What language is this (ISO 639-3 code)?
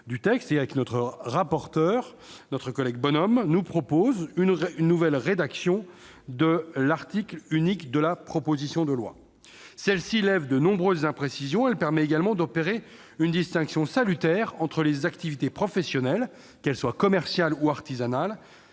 fra